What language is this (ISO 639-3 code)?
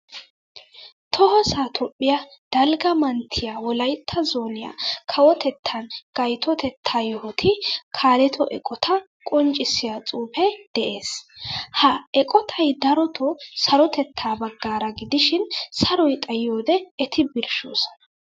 wal